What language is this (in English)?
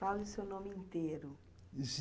Portuguese